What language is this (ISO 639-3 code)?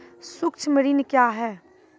mai